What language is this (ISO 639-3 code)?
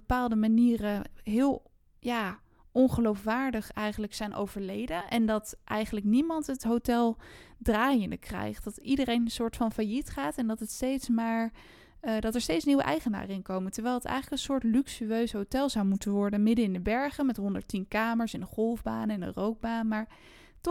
nld